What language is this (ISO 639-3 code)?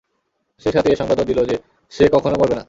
ben